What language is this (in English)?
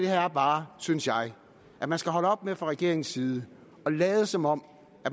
Danish